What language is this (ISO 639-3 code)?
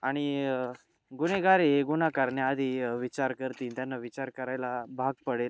mar